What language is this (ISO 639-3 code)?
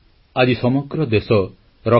ori